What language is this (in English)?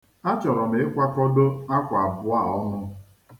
Igbo